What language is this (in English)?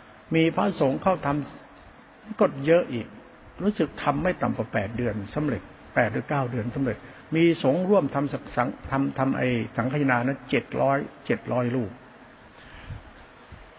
Thai